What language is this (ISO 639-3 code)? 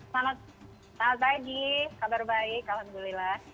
ind